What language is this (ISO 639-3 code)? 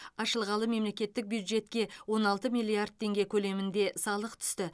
kaz